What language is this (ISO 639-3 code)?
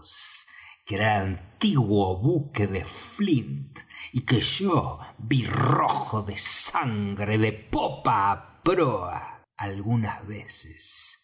spa